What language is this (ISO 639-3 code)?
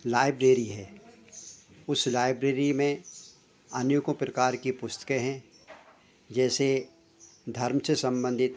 hin